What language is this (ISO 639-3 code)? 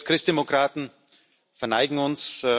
deu